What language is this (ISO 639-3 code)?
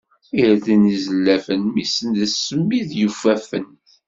kab